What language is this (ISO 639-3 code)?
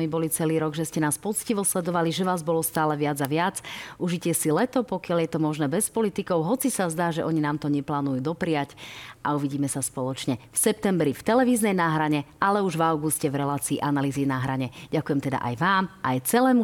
slk